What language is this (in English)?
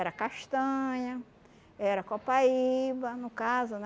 Portuguese